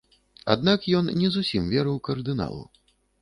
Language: Belarusian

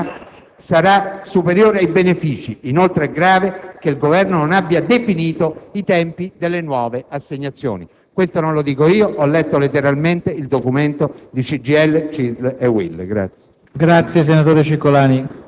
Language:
Italian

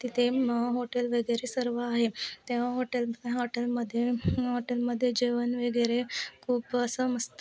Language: Marathi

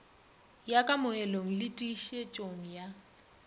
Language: Northern Sotho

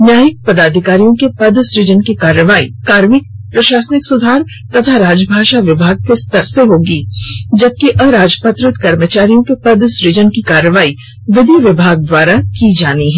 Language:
Hindi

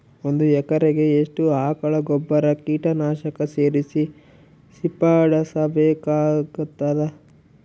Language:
Kannada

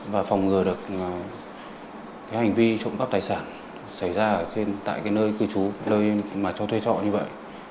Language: Vietnamese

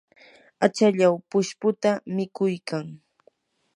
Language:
Yanahuanca Pasco Quechua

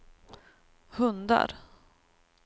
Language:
Swedish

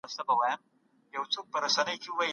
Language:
Pashto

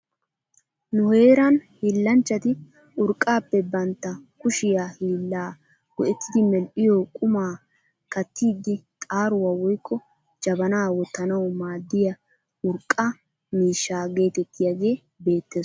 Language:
Wolaytta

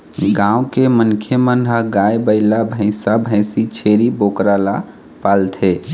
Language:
Chhattisgarhi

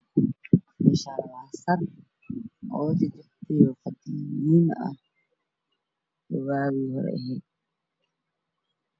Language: Somali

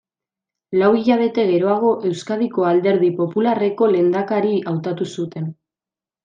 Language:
Basque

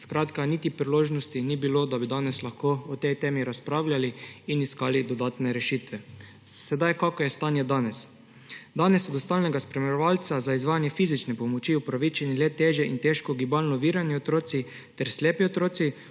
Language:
Slovenian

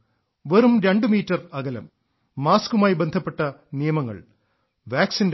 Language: Malayalam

